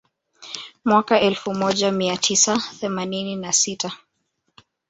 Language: Swahili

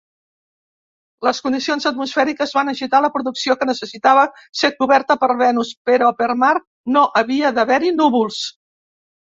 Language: Catalan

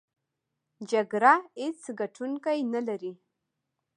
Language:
Pashto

